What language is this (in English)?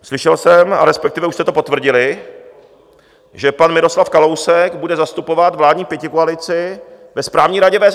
Czech